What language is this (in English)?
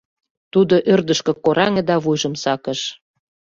Mari